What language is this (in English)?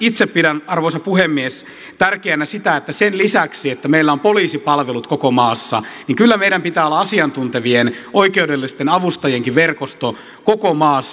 Finnish